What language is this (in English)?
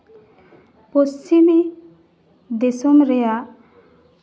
Santali